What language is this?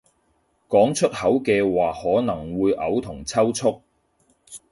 Cantonese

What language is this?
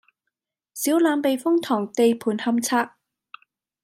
Cantonese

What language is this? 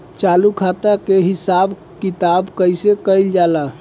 Bhojpuri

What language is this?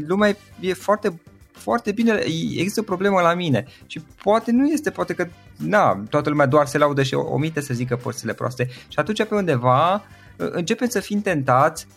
Romanian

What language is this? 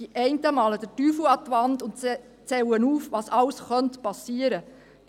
Swiss German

